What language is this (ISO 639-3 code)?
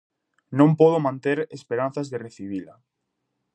glg